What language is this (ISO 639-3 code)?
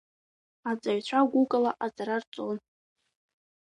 abk